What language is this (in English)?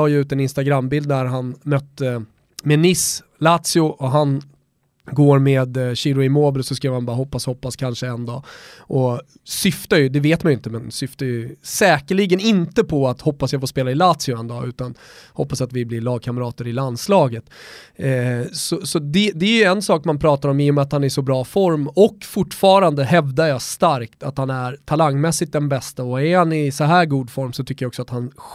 Swedish